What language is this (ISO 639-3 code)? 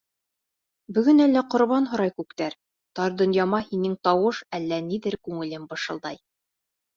bak